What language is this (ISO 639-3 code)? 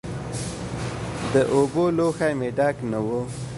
pus